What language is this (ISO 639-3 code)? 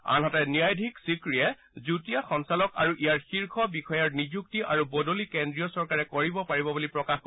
asm